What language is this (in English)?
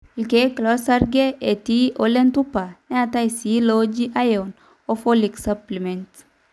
Masai